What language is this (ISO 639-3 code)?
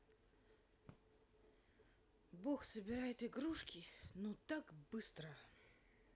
rus